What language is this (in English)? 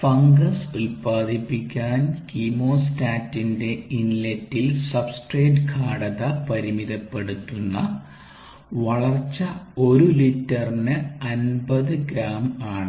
Malayalam